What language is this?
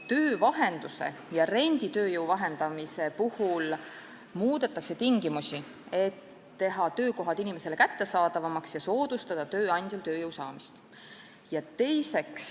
Estonian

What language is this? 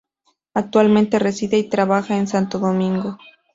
Spanish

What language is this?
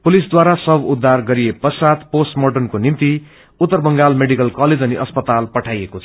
Nepali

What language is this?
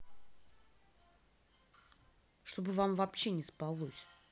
Russian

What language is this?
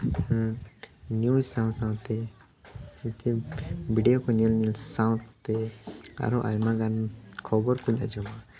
Santali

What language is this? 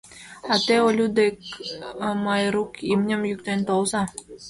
Mari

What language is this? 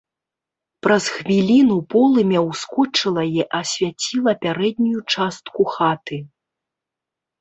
Belarusian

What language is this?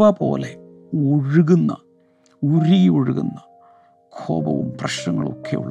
Malayalam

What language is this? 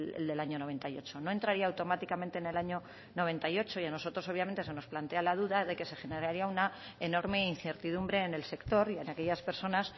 Spanish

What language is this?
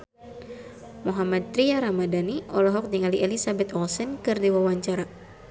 Sundanese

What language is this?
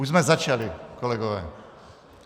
Czech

